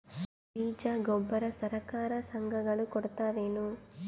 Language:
Kannada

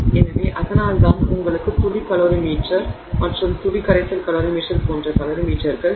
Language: Tamil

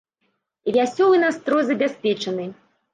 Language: Belarusian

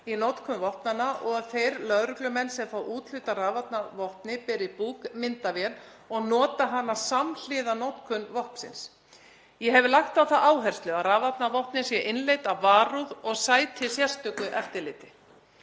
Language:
Icelandic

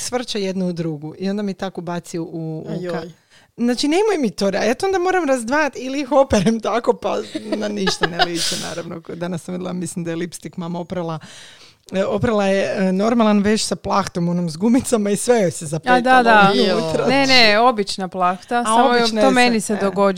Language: Croatian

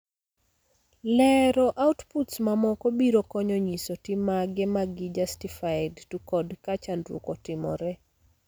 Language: Luo (Kenya and Tanzania)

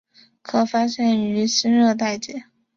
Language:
Chinese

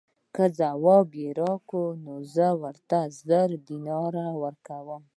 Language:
Pashto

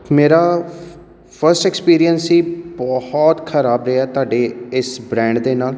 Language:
Punjabi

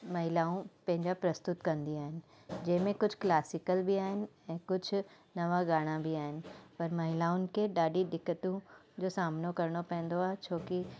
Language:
Sindhi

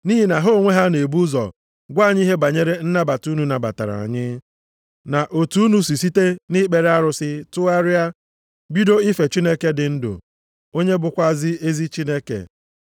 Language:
Igbo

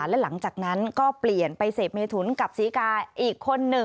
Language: Thai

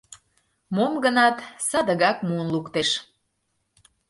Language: Mari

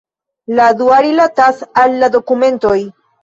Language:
Esperanto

